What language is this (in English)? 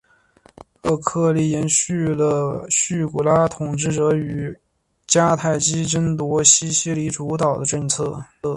Chinese